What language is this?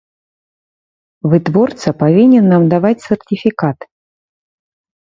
Belarusian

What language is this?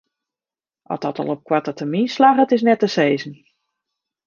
Western Frisian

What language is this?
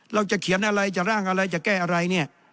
Thai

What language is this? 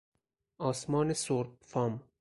Persian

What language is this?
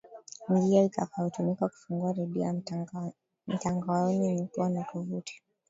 Swahili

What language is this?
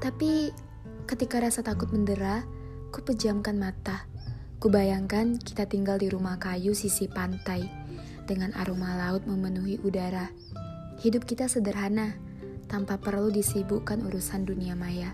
Indonesian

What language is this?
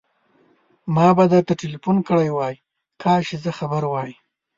Pashto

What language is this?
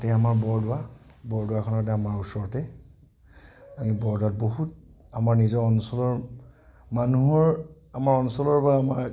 Assamese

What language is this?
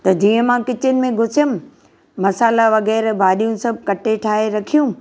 Sindhi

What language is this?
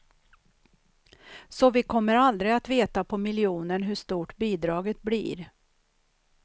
Swedish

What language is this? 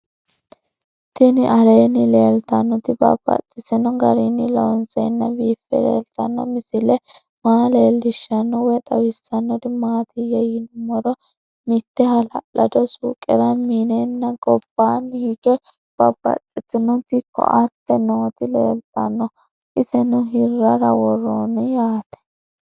Sidamo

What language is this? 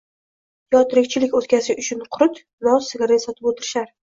Uzbek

